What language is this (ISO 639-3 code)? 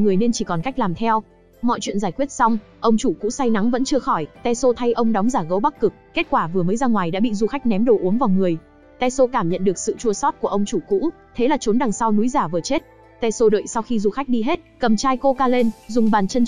vie